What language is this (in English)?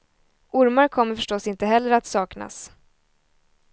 Swedish